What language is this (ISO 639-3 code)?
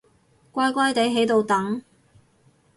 yue